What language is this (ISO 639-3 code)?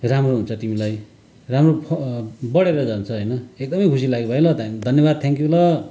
nep